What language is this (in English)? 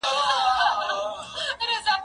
Pashto